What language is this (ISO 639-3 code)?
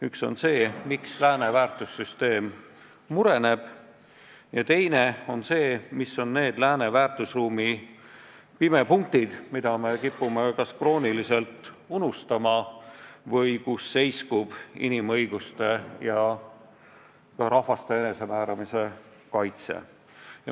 est